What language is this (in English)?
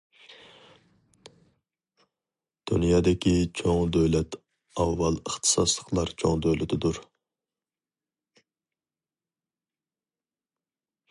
Uyghur